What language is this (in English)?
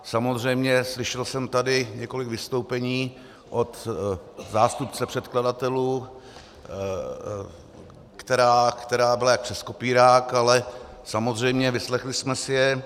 Czech